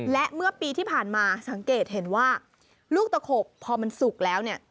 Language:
Thai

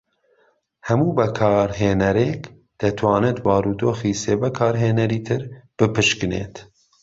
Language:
Central Kurdish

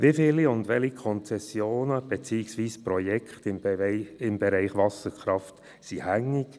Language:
Swiss German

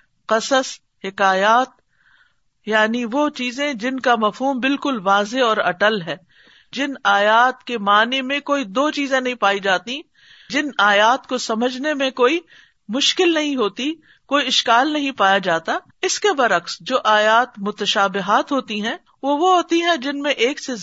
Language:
Urdu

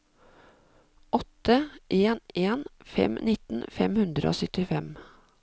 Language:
Norwegian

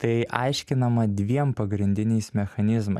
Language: Lithuanian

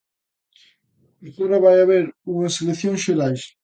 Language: Galician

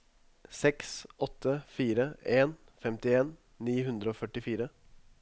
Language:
Norwegian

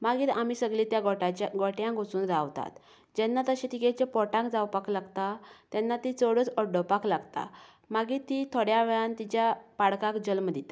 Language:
Konkani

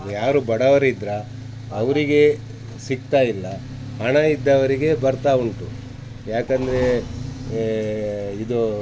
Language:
Kannada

